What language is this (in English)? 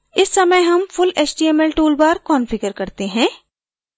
Hindi